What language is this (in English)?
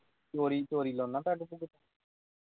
Punjabi